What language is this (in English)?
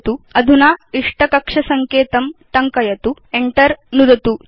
Sanskrit